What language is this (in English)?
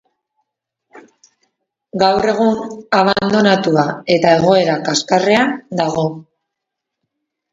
Basque